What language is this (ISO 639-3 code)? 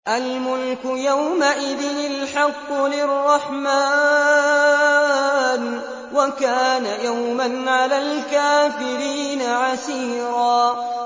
ara